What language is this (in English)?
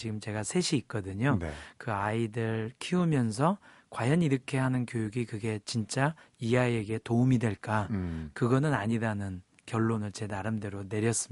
Korean